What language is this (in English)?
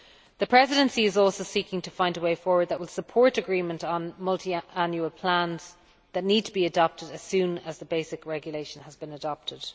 English